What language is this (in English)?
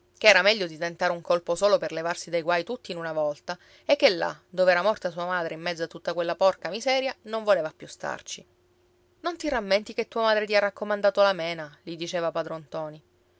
Italian